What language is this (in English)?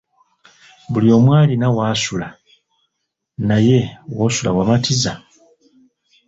Ganda